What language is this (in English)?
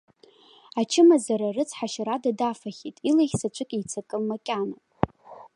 Abkhazian